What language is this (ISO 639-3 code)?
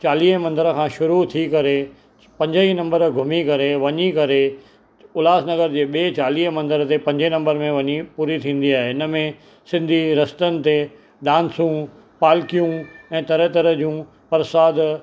snd